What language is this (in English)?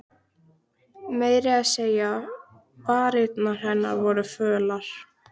Icelandic